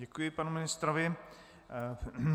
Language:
Czech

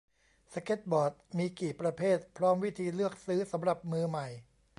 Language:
Thai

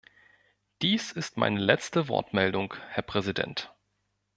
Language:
German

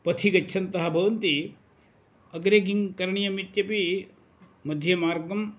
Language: Sanskrit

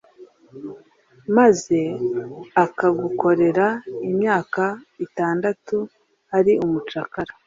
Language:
Kinyarwanda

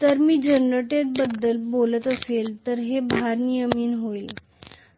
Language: Marathi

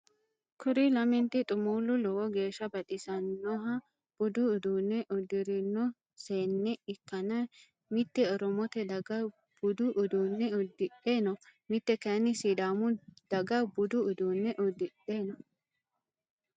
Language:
Sidamo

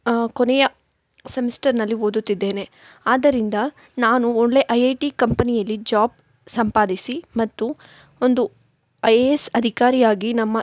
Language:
Kannada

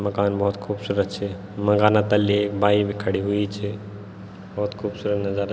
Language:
Garhwali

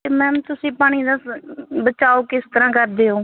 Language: Punjabi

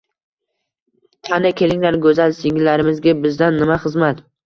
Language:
Uzbek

